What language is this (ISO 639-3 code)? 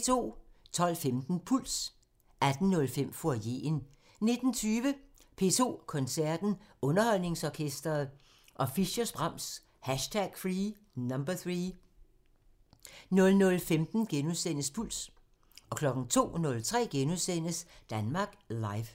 dan